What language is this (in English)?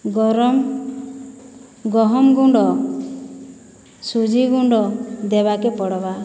Odia